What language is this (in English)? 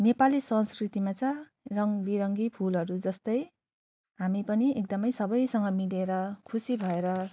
Nepali